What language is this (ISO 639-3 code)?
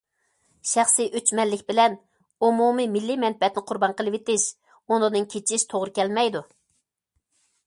uig